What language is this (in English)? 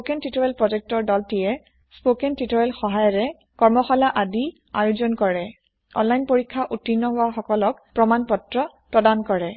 Assamese